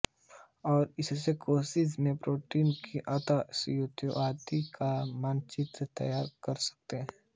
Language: Hindi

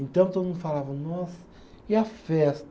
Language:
Portuguese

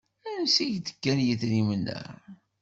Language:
Kabyle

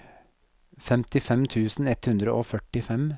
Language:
Norwegian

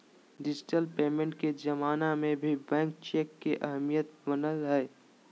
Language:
Magahi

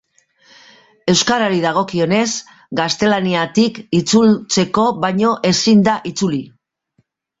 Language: Basque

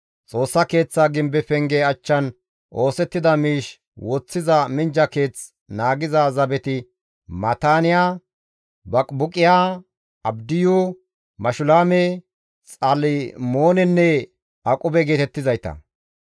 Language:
Gamo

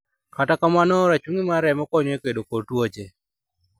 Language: Luo (Kenya and Tanzania)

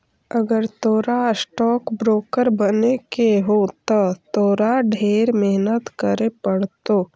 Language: Magahi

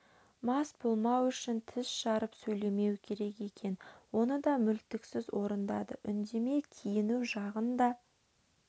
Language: Kazakh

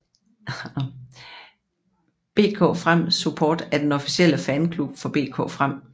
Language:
Danish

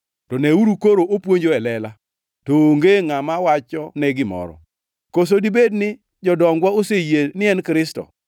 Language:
Luo (Kenya and Tanzania)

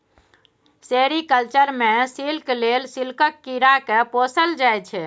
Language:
Maithili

